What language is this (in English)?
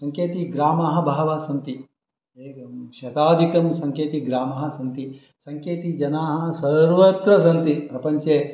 Sanskrit